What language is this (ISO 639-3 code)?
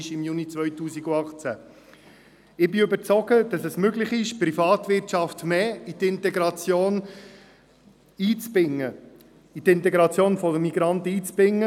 gsw